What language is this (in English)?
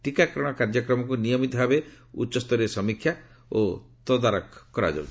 Odia